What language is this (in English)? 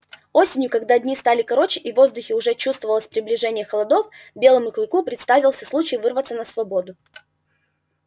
Russian